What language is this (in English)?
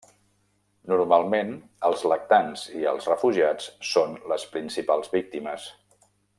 Catalan